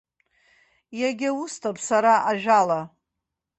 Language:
Abkhazian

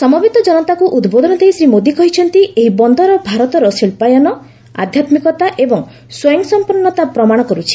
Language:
Odia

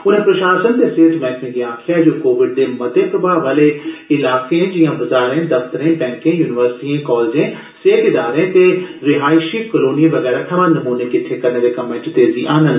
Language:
Dogri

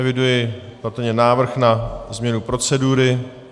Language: Czech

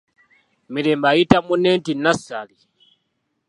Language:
Ganda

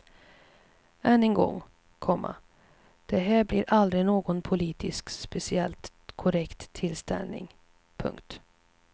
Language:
Swedish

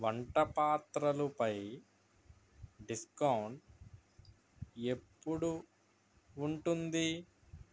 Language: Telugu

